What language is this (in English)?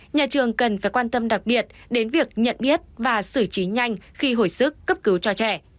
Vietnamese